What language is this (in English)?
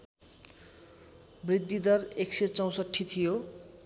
Nepali